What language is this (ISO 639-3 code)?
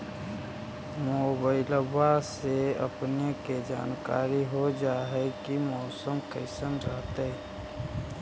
mag